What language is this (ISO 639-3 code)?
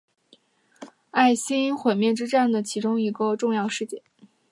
zho